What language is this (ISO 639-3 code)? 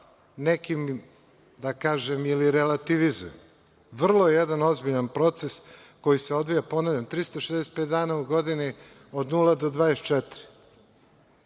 srp